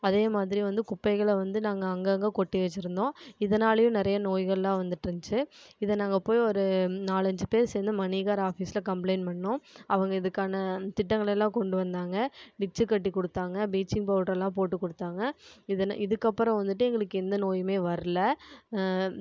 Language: Tamil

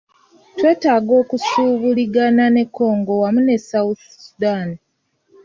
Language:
Ganda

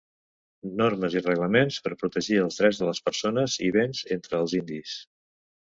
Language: Catalan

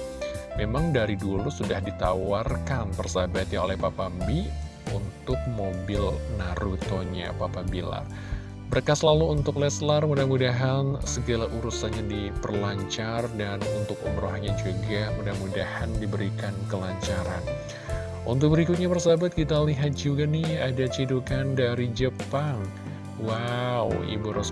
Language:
Indonesian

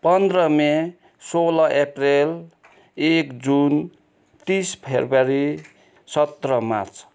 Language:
Nepali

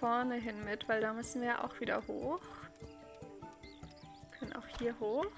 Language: German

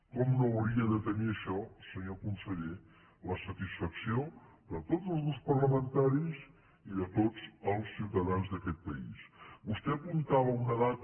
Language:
Catalan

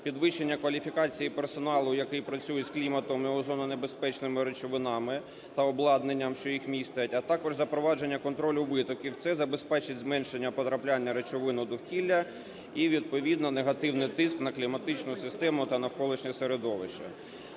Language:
Ukrainian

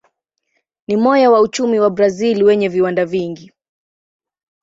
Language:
Swahili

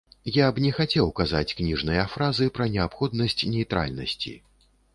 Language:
Belarusian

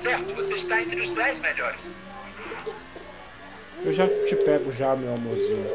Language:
Portuguese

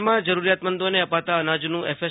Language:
Gujarati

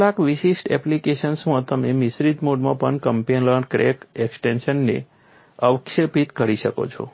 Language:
Gujarati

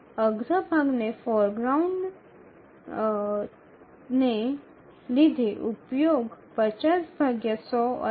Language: Gujarati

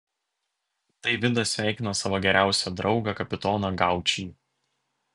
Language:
Lithuanian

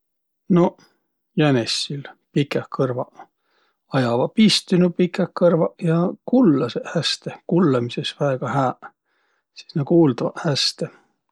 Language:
Võro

